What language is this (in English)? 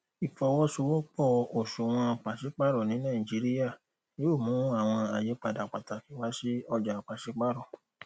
Yoruba